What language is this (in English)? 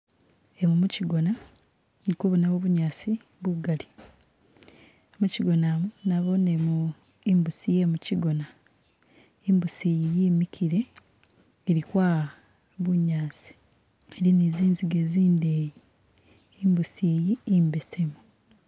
Masaaba